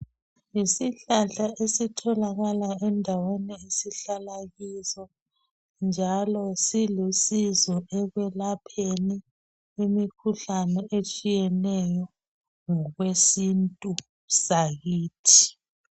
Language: North Ndebele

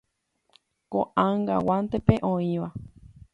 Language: Guarani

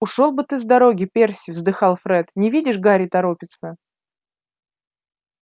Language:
Russian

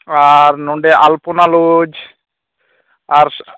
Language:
Santali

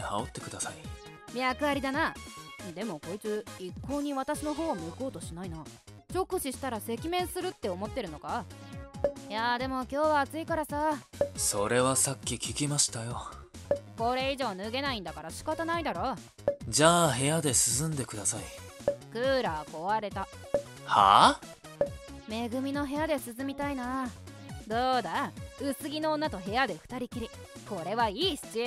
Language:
Japanese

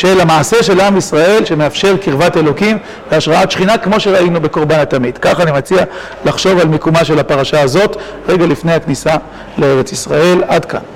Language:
Hebrew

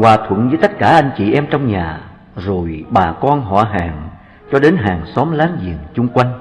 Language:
Vietnamese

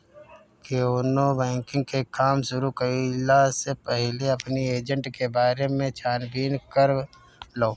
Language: Bhojpuri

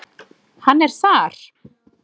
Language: Icelandic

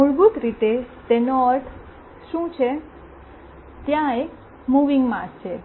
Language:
Gujarati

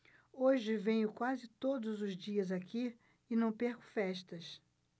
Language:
Portuguese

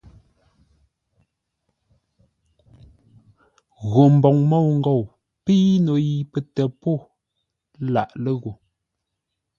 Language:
Ngombale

